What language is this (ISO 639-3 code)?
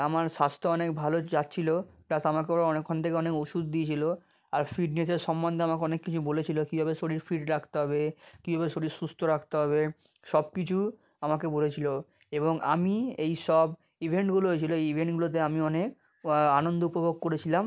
ben